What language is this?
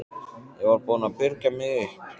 Icelandic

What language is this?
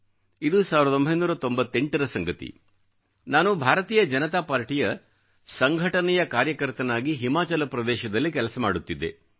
Kannada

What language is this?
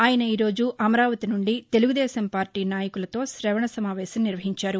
Telugu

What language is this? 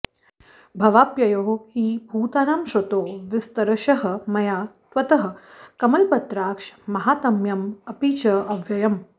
Sanskrit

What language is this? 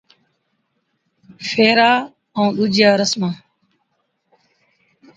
Od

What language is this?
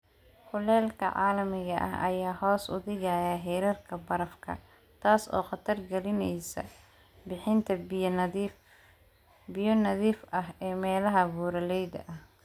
Somali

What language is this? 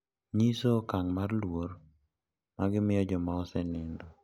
Luo (Kenya and Tanzania)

